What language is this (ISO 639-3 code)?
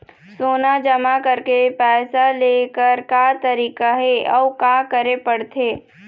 hne